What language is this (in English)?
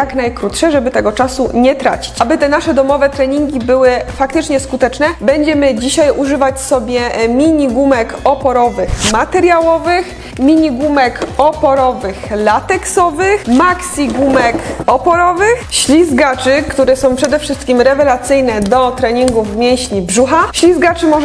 Polish